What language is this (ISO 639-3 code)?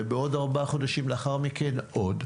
heb